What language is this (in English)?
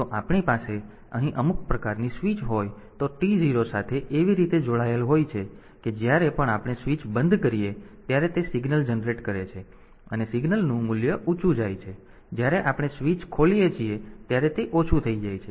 Gujarati